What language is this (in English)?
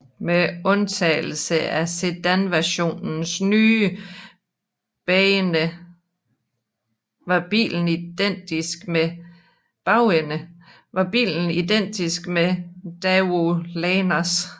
Danish